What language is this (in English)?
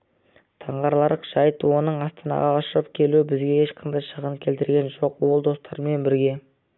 Kazakh